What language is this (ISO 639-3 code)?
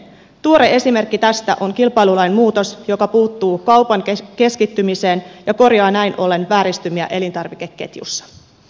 fin